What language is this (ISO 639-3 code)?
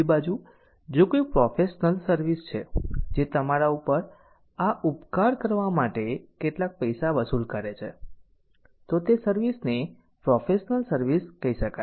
guj